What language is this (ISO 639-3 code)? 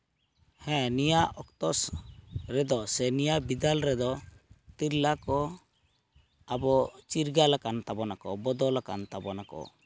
sat